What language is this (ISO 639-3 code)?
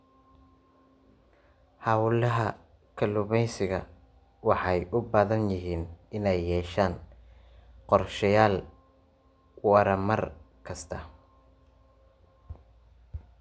som